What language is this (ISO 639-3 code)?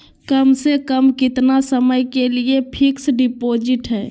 mag